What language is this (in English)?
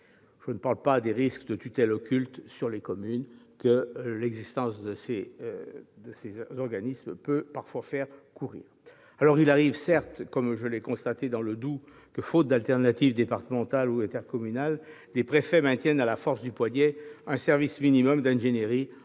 French